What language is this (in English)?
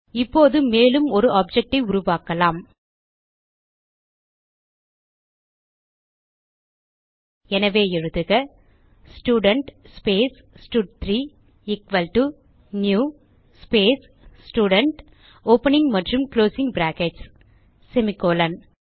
Tamil